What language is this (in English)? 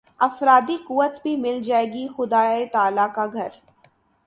Urdu